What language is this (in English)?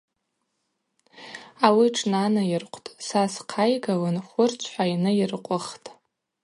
Abaza